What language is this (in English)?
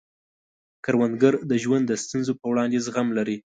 Pashto